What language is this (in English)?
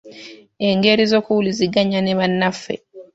Ganda